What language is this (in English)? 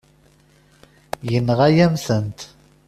Kabyle